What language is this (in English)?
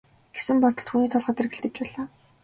Mongolian